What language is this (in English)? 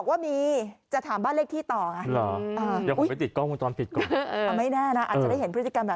Thai